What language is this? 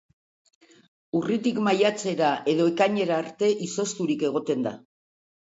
Basque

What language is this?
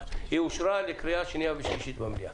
Hebrew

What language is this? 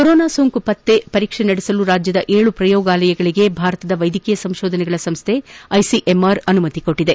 Kannada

